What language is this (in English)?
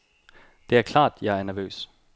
Danish